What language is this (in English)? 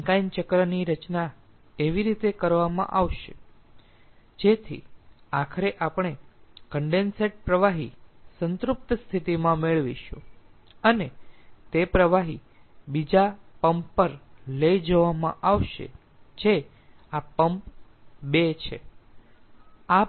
Gujarati